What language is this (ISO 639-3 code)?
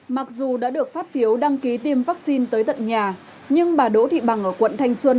vie